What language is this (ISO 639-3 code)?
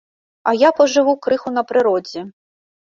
bel